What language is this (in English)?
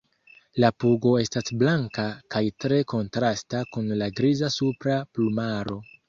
Esperanto